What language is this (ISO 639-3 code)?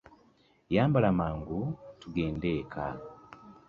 lug